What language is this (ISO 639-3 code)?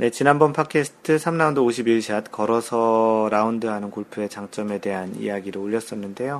kor